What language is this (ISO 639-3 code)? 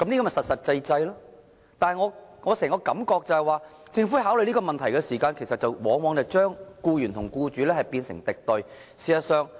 yue